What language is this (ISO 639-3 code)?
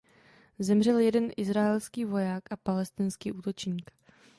ces